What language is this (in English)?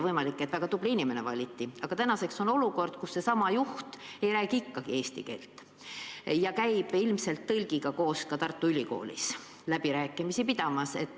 Estonian